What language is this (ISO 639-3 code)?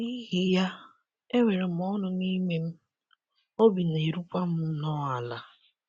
ibo